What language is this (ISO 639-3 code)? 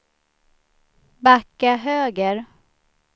swe